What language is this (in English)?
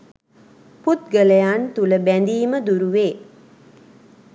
Sinhala